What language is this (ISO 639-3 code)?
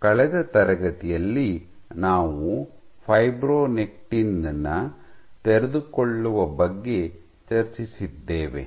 kan